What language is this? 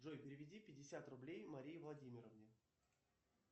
Russian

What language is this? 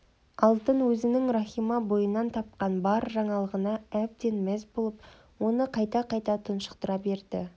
Kazakh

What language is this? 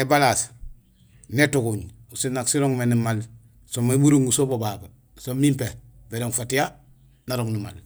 Gusilay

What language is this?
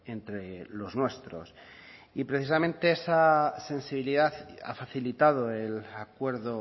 Spanish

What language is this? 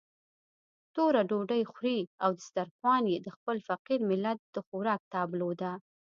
Pashto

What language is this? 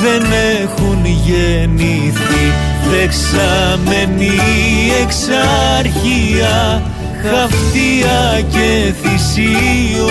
Greek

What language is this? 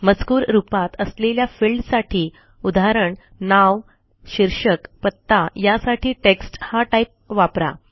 Marathi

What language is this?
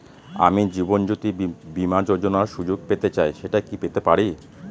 Bangla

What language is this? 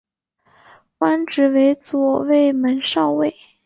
Chinese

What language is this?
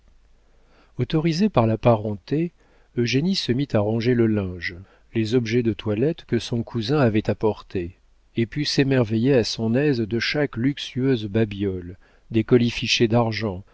French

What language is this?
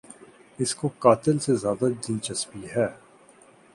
Urdu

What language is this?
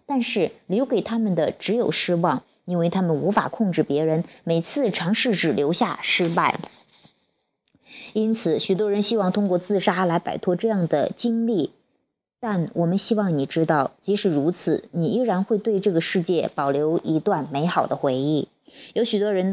Chinese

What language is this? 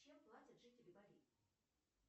Russian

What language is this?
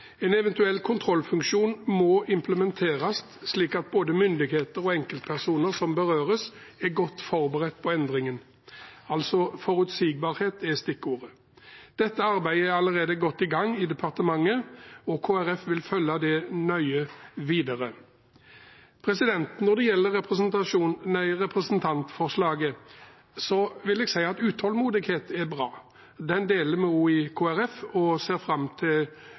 Norwegian Bokmål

